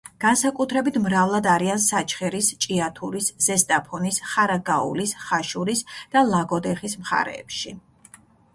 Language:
Georgian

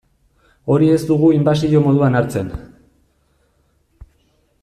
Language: Basque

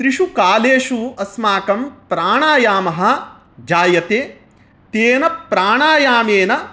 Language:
Sanskrit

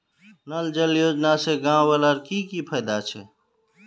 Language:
Magahi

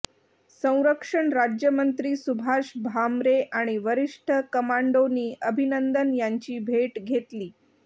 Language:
Marathi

